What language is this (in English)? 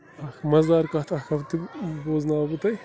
Kashmiri